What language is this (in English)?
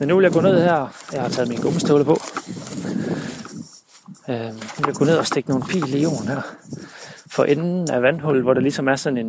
Danish